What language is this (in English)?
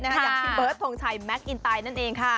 Thai